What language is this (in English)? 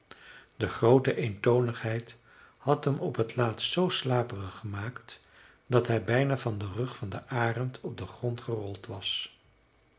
Dutch